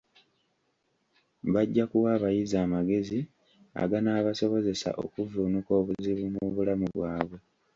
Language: Ganda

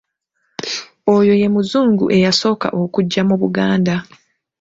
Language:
Ganda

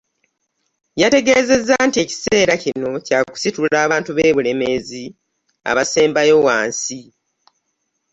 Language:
Ganda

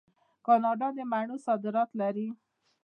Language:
Pashto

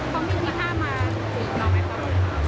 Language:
Thai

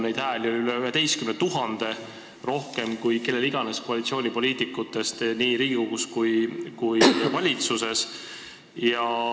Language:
Estonian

